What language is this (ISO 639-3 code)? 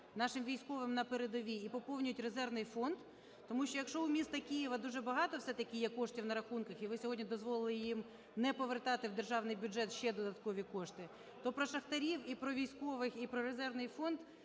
ukr